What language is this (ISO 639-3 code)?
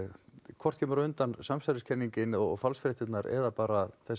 isl